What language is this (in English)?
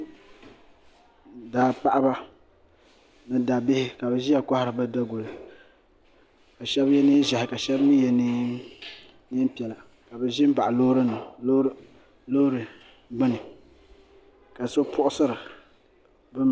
Dagbani